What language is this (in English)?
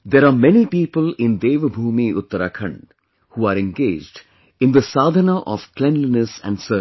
English